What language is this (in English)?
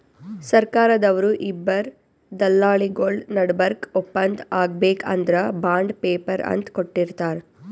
Kannada